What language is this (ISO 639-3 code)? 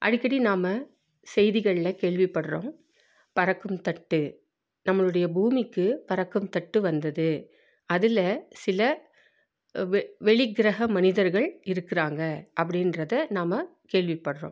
tam